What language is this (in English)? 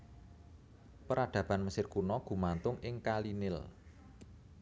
Javanese